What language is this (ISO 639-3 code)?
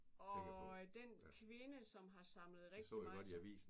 dan